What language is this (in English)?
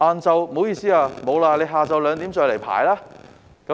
Cantonese